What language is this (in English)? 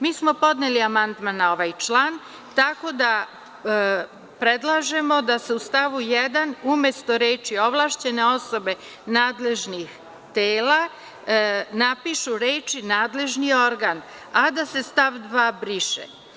Serbian